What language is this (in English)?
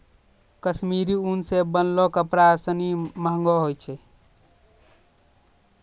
Maithili